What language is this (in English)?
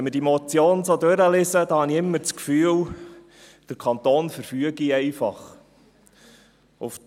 Swiss German